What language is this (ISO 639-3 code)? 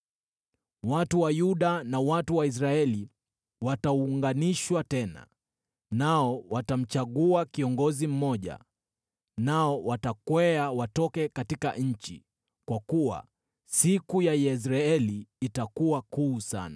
swa